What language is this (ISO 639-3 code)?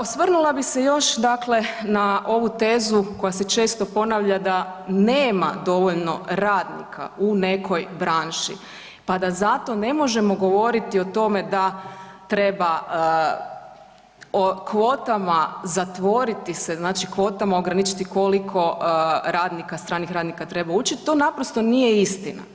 hrv